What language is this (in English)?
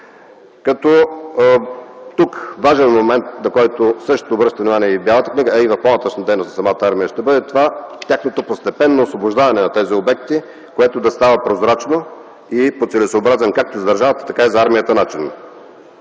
Bulgarian